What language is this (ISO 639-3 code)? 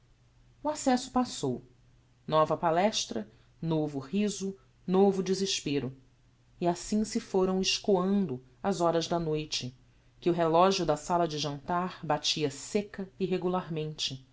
por